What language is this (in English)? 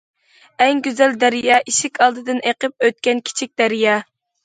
Uyghur